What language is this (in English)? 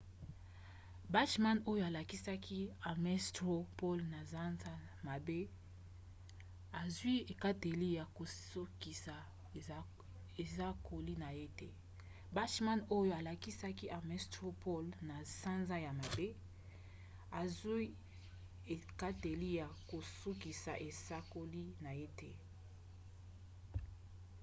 Lingala